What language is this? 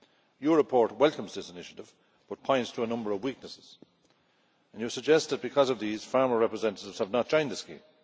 English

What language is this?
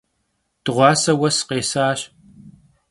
Kabardian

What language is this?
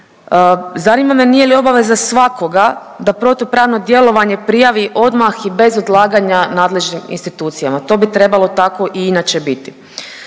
Croatian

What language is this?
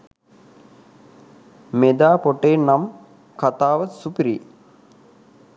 Sinhala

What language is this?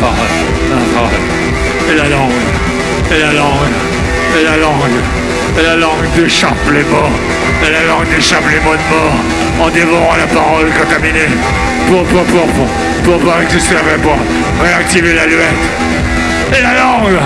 French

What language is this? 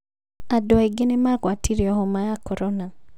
Kikuyu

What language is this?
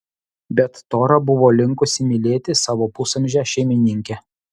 Lithuanian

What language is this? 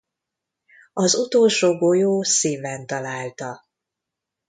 Hungarian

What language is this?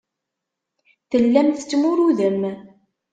Kabyle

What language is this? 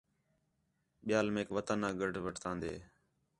Khetrani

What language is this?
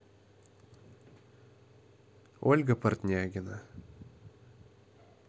Russian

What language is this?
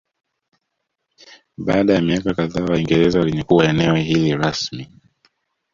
Swahili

